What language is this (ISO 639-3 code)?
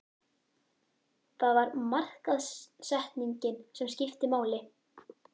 isl